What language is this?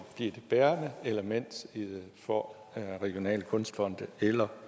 Danish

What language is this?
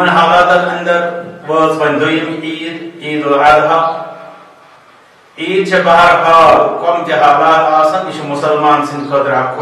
Turkish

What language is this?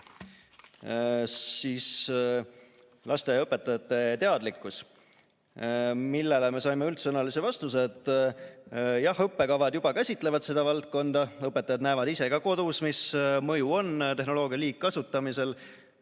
Estonian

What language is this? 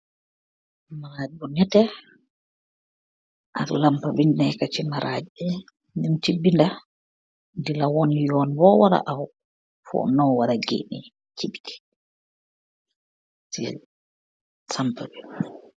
Wolof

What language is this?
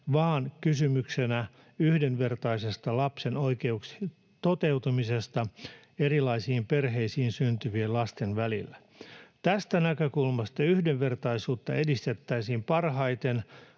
Finnish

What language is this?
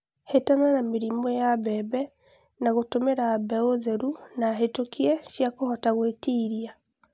Kikuyu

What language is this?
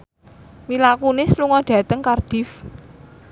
Javanese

